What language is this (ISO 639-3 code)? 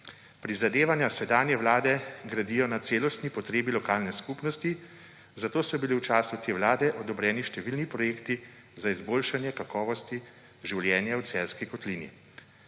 slv